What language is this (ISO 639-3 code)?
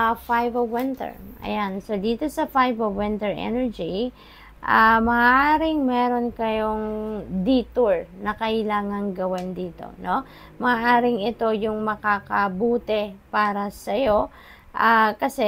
fil